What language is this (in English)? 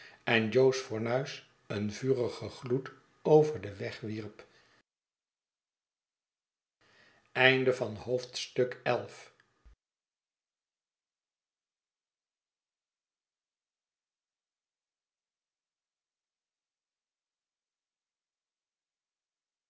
Dutch